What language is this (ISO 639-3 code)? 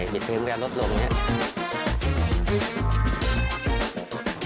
tha